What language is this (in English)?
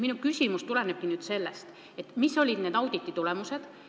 Estonian